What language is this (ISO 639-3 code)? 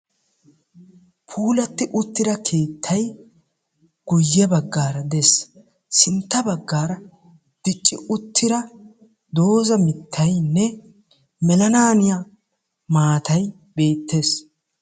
wal